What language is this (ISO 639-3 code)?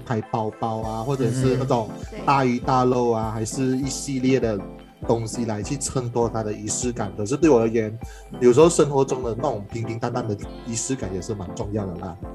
zho